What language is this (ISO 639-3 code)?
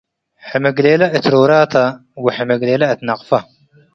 tig